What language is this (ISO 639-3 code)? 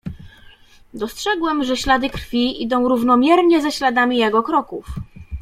pol